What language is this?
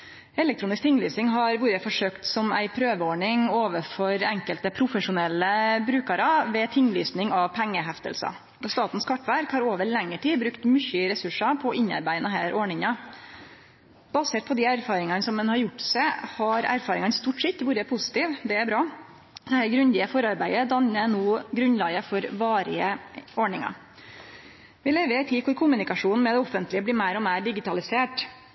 Norwegian Nynorsk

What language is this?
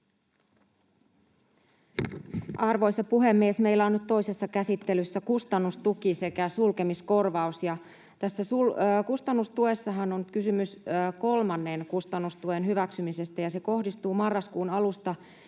Finnish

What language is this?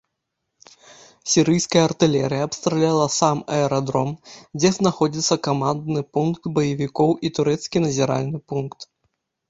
Belarusian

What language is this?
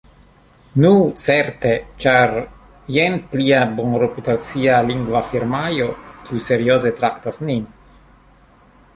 Esperanto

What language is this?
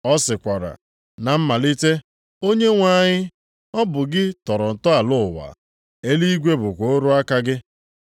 Igbo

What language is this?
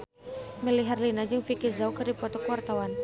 Sundanese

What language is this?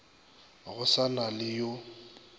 Northern Sotho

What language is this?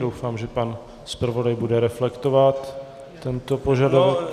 Czech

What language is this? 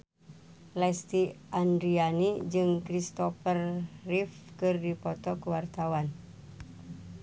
Sundanese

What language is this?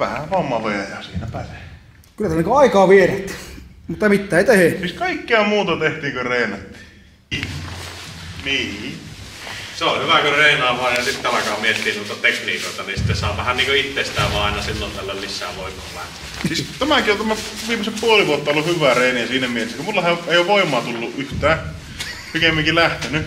Finnish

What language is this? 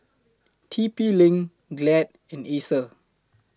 English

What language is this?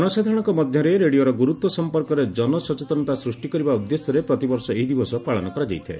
Odia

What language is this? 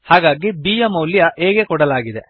Kannada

